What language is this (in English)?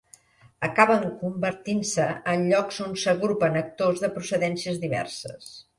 Catalan